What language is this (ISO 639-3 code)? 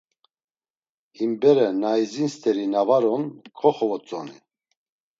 lzz